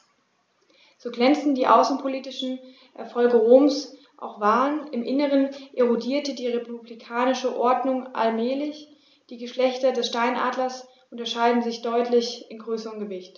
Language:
German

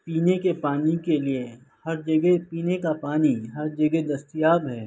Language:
Urdu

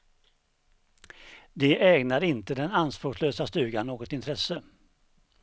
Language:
Swedish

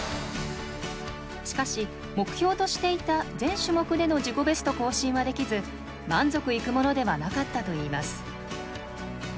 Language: Japanese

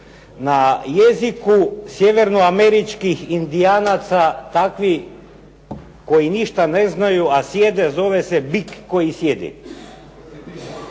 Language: Croatian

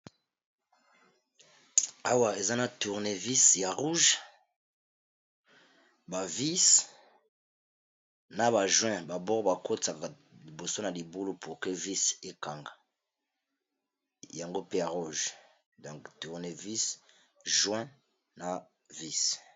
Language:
Lingala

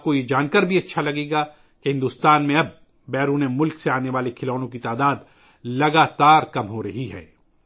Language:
Urdu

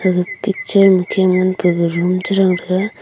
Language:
Wancho Naga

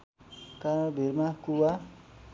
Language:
Nepali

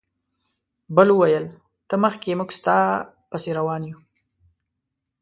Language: Pashto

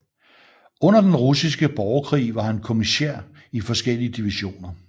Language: Danish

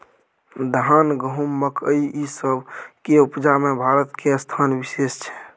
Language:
Maithili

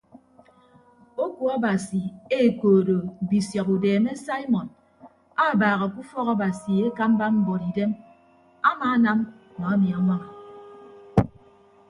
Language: Ibibio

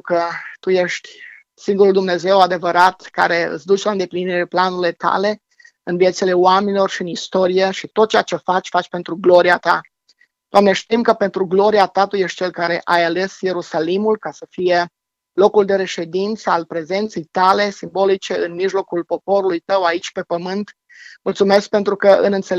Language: Romanian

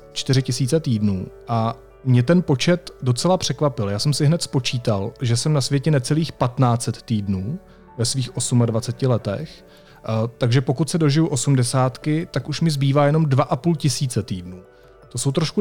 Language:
Czech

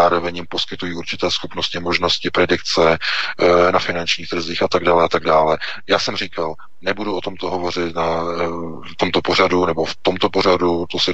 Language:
Czech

